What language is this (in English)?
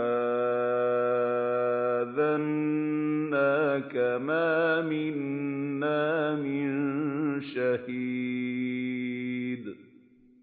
Arabic